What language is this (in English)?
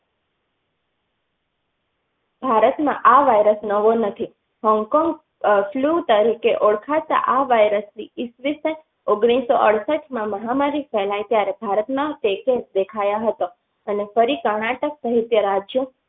Gujarati